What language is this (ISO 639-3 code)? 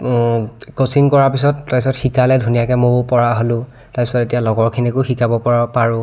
asm